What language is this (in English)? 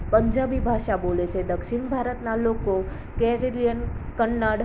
Gujarati